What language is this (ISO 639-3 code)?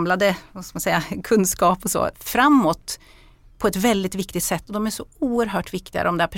swe